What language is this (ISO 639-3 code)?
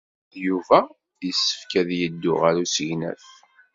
kab